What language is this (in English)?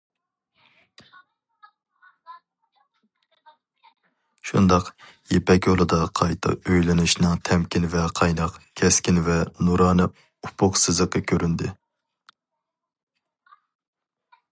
Uyghur